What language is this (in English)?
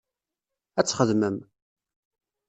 Kabyle